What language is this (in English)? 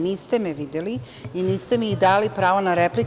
Serbian